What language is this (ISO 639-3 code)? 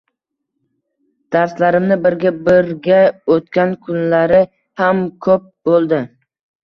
uzb